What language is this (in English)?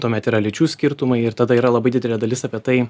Lithuanian